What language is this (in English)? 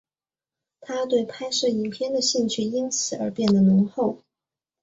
Chinese